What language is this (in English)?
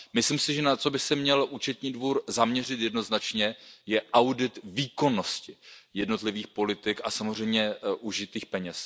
Czech